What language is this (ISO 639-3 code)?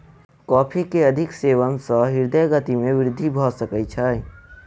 mai